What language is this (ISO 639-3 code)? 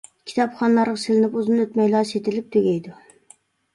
uig